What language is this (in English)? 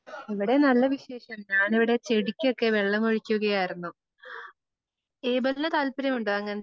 Malayalam